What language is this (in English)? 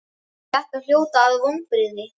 Icelandic